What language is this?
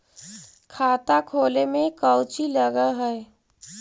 Magahi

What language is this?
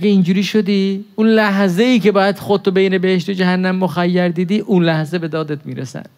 Persian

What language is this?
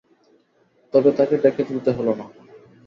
Bangla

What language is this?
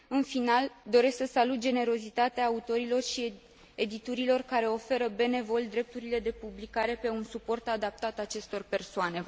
Romanian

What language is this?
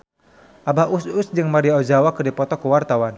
Sundanese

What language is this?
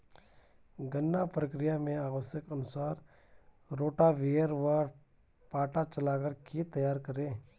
Hindi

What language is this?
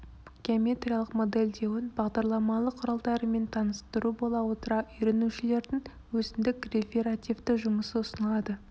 Kazakh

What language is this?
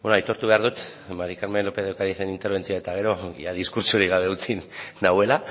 Basque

